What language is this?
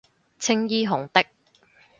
Cantonese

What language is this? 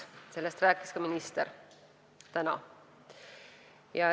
Estonian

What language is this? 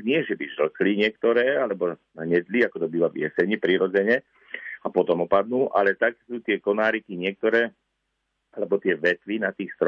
Slovak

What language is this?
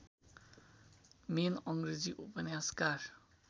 Nepali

